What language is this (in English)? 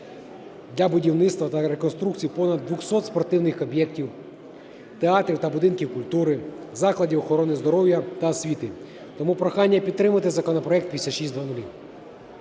Ukrainian